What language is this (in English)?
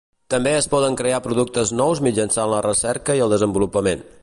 Catalan